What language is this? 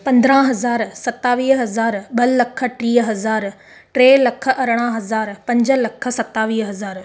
Sindhi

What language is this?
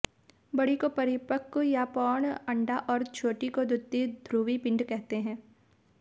Hindi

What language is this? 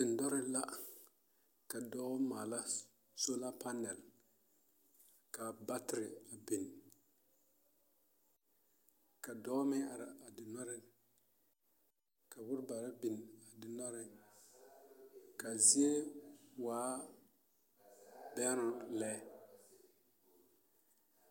Southern Dagaare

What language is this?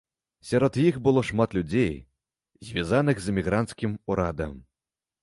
Belarusian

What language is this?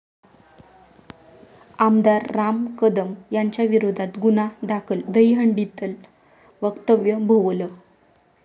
Marathi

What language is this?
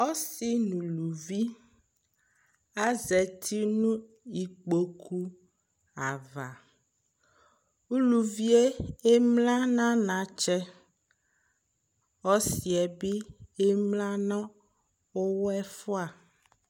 Ikposo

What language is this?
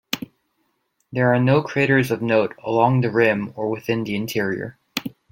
English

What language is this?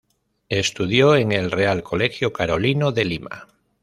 Spanish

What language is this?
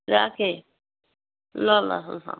Nepali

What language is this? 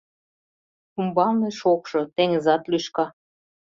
Mari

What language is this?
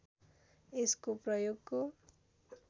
Nepali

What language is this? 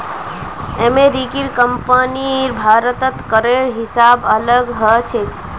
Magahi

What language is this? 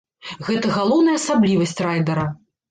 Belarusian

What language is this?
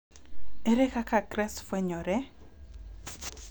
Luo (Kenya and Tanzania)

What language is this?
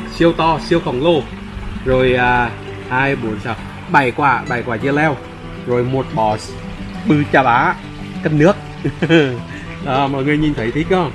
Vietnamese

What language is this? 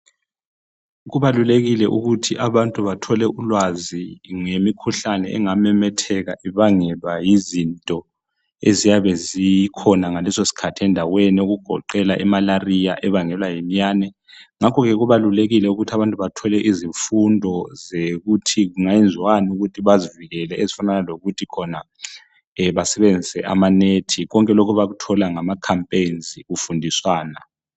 North Ndebele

